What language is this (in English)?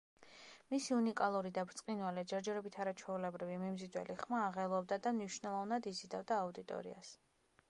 Georgian